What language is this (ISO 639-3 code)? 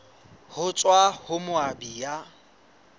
sot